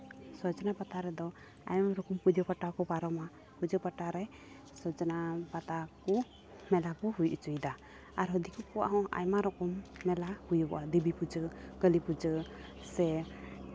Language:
Santali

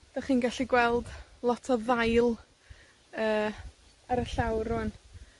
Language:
Welsh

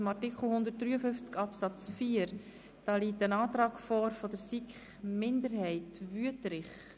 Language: Swiss German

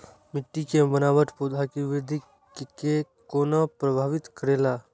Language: Maithili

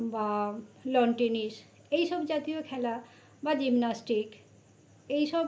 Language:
Bangla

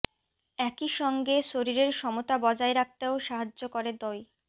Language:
Bangla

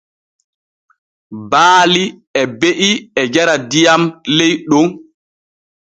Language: Borgu Fulfulde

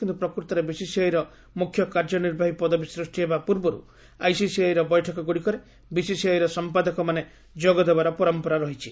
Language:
Odia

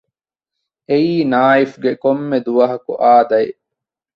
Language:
Divehi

